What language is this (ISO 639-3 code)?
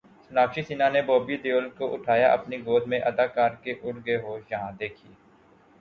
urd